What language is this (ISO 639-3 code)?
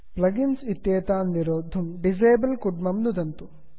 san